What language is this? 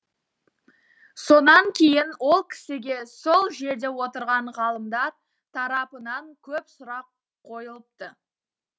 Kazakh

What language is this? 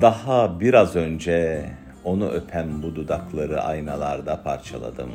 Turkish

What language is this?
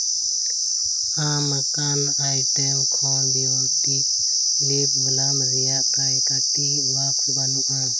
Santali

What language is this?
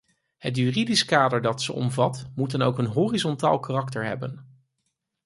Dutch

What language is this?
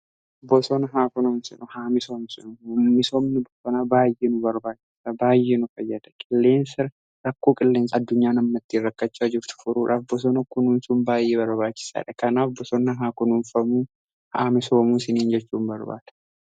Oromo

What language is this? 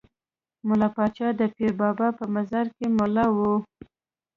Pashto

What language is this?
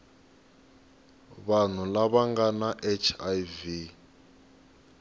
Tsonga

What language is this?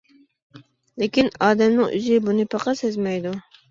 Uyghur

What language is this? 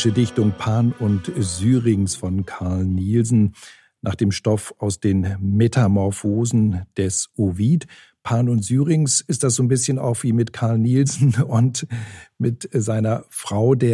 German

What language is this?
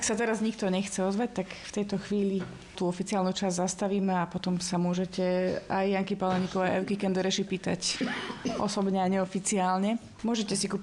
Slovak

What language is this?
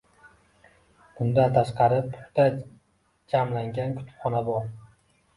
Uzbek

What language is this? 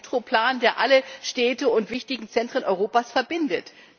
German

